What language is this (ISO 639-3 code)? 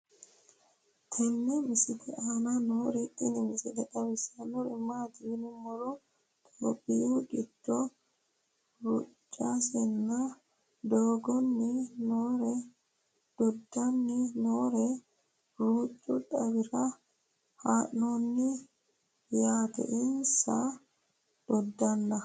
sid